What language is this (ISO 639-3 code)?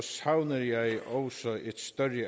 dan